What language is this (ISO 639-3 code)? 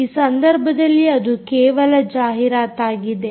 kan